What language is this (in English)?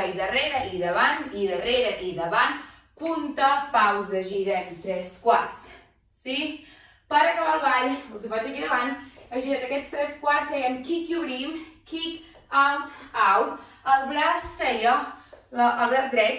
Portuguese